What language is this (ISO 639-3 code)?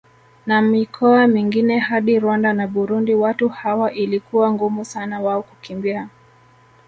swa